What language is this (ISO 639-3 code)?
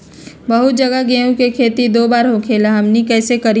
mag